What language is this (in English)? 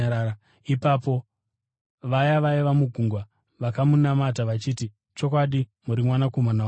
Shona